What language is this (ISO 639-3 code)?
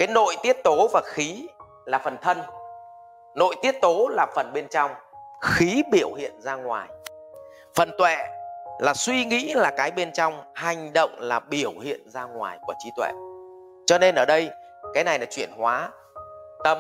vie